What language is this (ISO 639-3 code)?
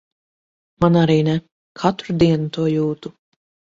lav